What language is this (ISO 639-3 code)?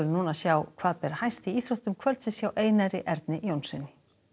isl